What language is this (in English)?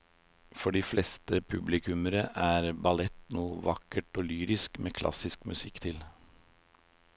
Norwegian